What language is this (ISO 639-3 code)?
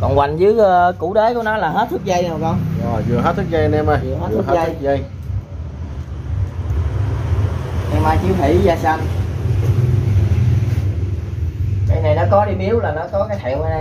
vie